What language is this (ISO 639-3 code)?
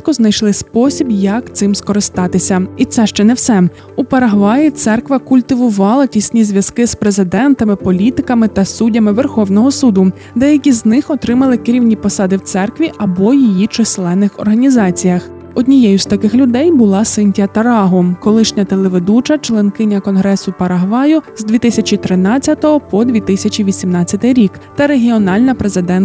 ukr